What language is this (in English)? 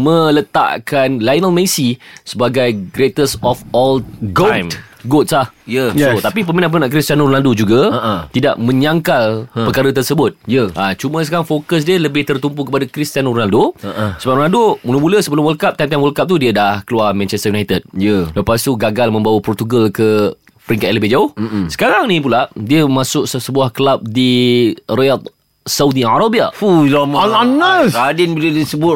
Malay